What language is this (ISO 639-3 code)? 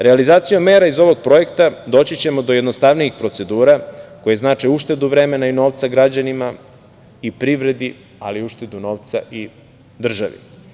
srp